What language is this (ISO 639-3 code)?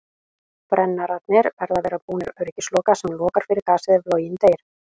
isl